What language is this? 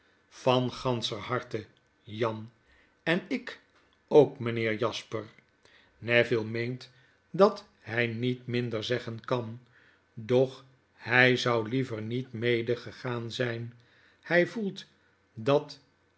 Dutch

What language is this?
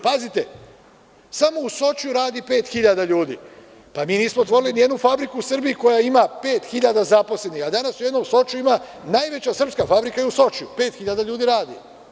Serbian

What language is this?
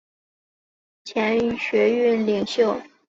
Chinese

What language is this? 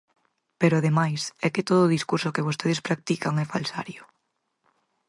Galician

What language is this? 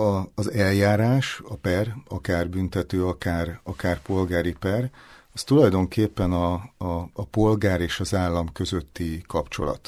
Hungarian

